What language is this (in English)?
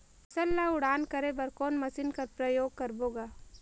Chhattisgarhi